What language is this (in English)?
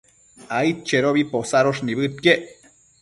Matsés